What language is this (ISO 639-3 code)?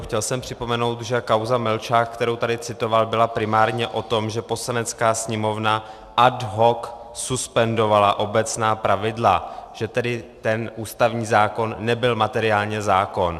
ces